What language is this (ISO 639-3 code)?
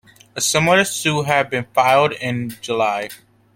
eng